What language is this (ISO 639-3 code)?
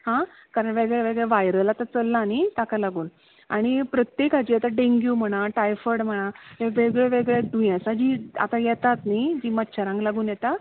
kok